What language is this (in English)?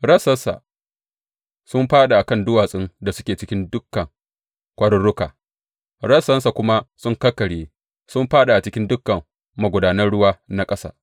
Hausa